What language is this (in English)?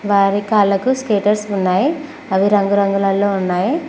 Telugu